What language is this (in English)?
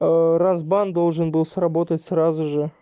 Russian